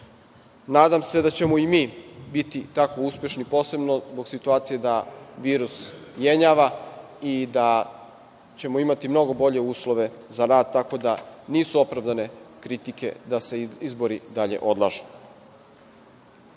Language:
Serbian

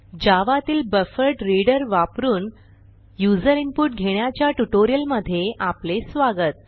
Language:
Marathi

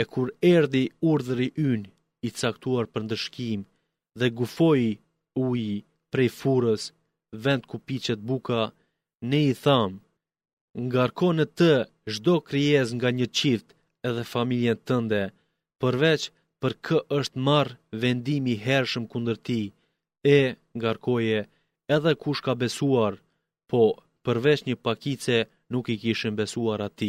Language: Greek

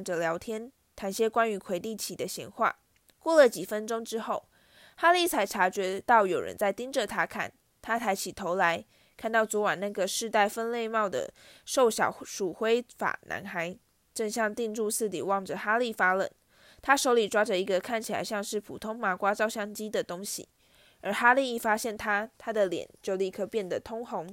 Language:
Chinese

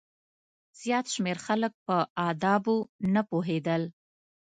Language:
Pashto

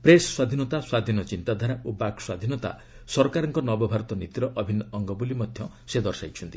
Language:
Odia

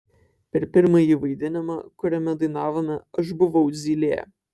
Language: Lithuanian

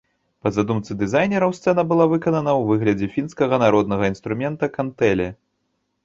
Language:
Belarusian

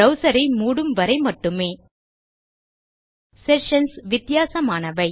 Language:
Tamil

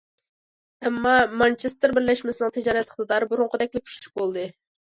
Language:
Uyghur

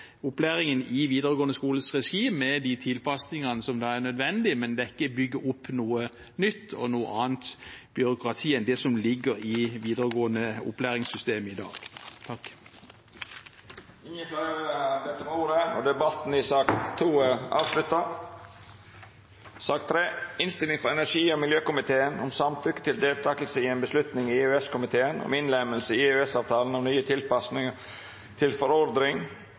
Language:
Norwegian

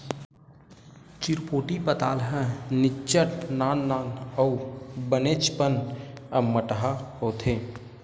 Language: Chhattisgarhi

